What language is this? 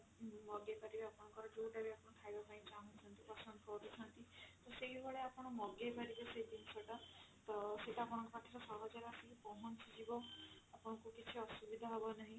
Odia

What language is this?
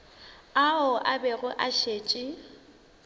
Northern Sotho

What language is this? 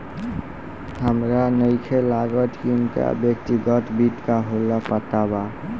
Bhojpuri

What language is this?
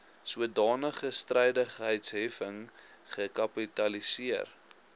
Afrikaans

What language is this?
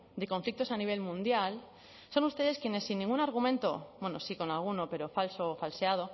Spanish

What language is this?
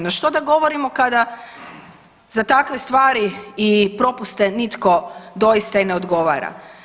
Croatian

